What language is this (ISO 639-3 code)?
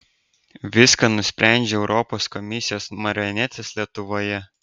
lit